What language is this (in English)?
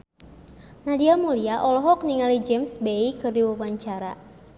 Sundanese